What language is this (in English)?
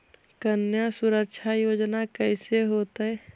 Magahi